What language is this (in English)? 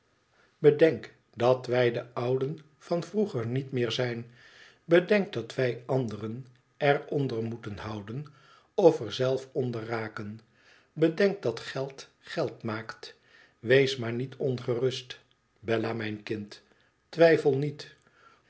Dutch